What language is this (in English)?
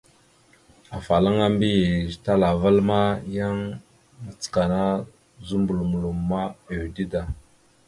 Mada (Cameroon)